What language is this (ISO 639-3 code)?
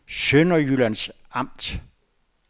dan